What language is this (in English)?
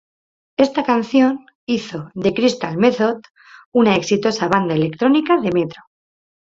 Spanish